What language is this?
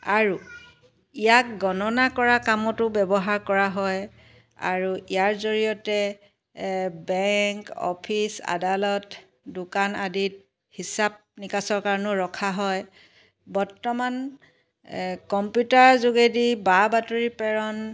Assamese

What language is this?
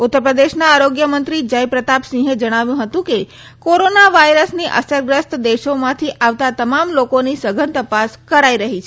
Gujarati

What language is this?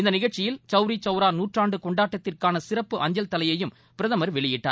Tamil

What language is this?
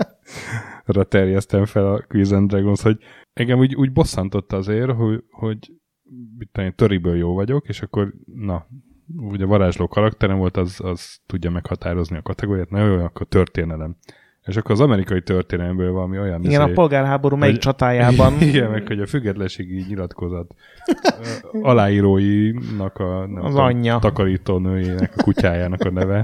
Hungarian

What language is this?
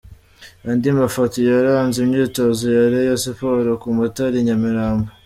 Kinyarwanda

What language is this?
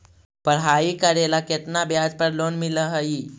Magahi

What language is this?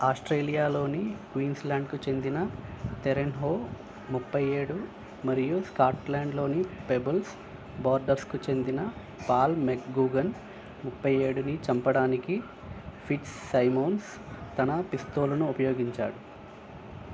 Telugu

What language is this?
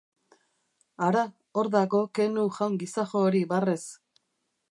Basque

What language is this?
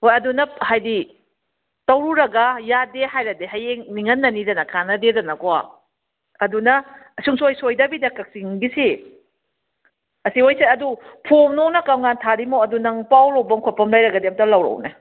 Manipuri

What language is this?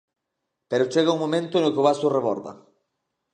Galician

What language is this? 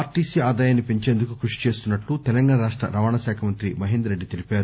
Telugu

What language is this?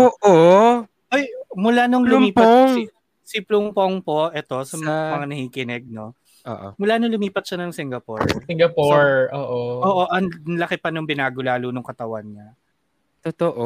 Filipino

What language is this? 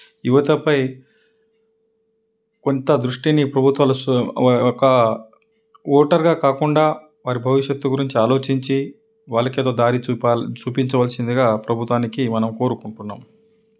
Telugu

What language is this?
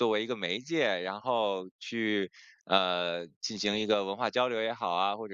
Chinese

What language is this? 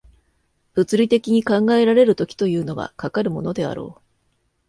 Japanese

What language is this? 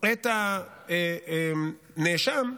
Hebrew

